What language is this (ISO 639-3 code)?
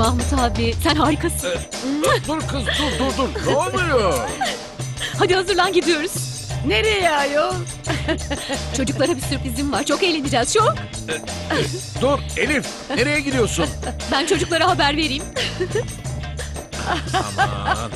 tur